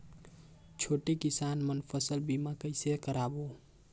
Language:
Chhattisgarhi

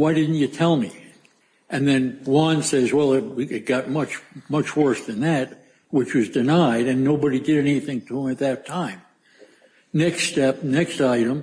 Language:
English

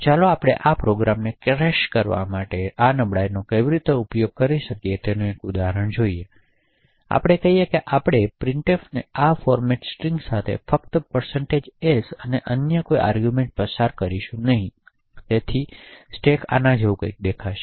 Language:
Gujarati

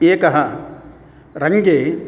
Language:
Sanskrit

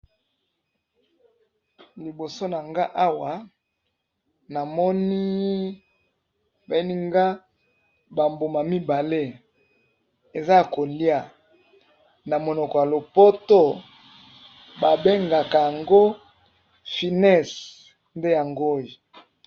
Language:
Lingala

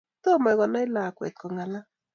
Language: Kalenjin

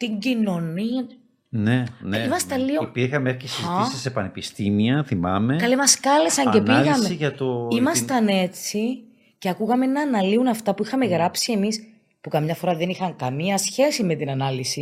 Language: Greek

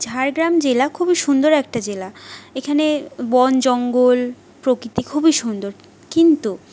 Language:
Bangla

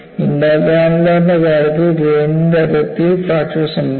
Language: Malayalam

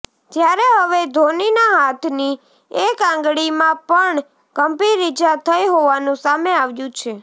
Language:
Gujarati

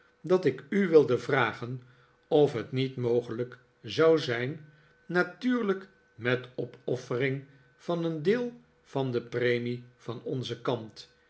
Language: Dutch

